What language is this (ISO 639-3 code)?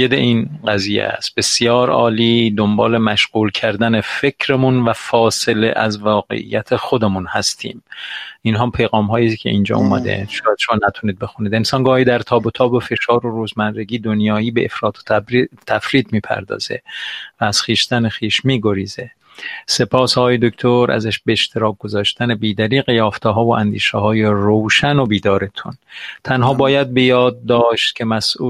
fas